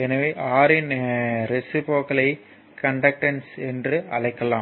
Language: Tamil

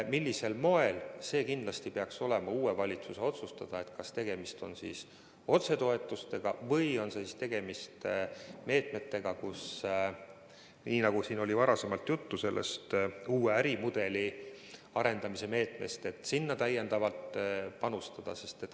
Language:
Estonian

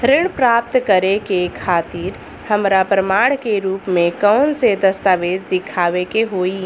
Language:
Bhojpuri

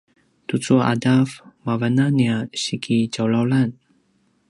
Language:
Paiwan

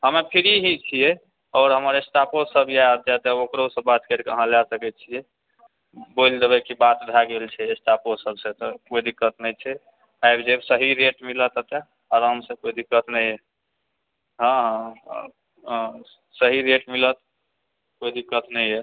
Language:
Maithili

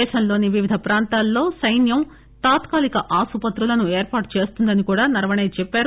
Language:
Telugu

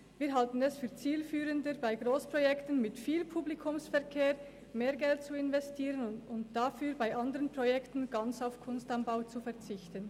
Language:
Swiss German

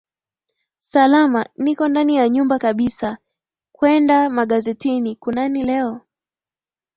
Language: Swahili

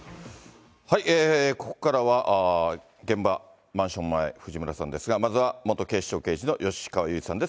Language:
Japanese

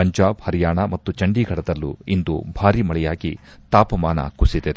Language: Kannada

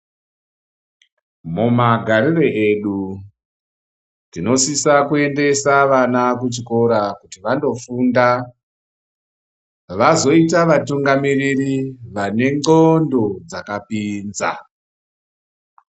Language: Ndau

